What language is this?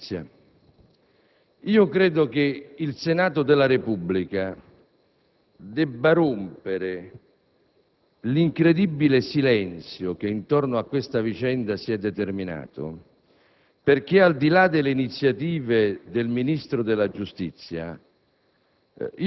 Italian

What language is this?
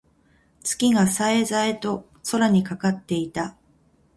Japanese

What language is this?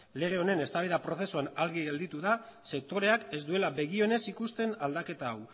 Basque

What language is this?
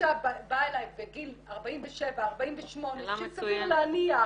Hebrew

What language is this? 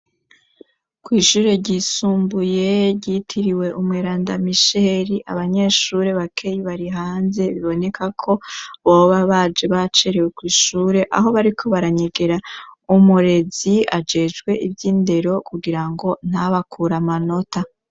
Rundi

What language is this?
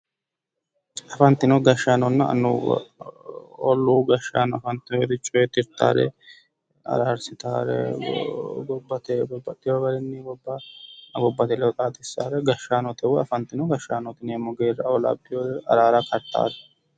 Sidamo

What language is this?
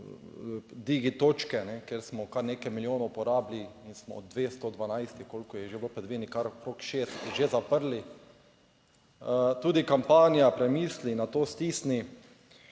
Slovenian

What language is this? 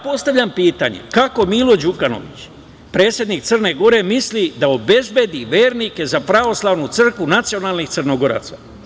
Serbian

